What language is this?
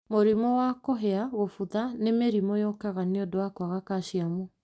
Kikuyu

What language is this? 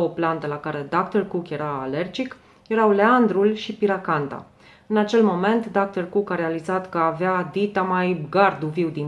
Romanian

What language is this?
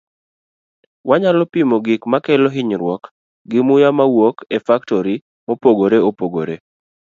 Luo (Kenya and Tanzania)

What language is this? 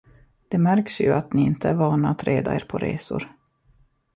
Swedish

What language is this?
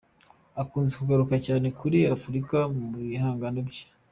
Kinyarwanda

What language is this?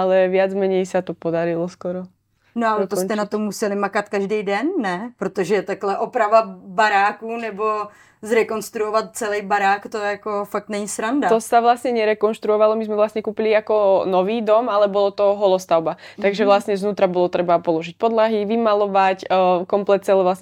Czech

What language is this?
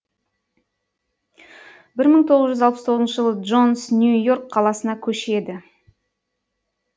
Kazakh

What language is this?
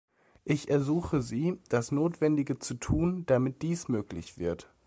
German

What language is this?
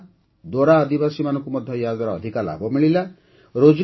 Odia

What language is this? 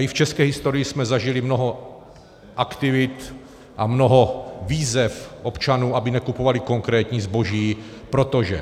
Czech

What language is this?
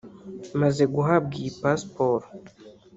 Kinyarwanda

